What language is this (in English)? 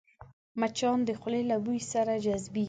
Pashto